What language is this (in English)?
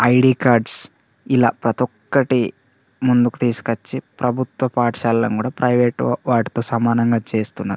Telugu